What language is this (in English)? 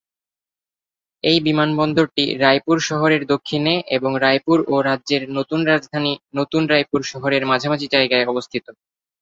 Bangla